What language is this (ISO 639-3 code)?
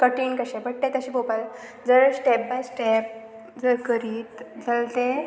kok